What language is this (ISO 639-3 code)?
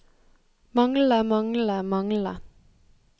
nor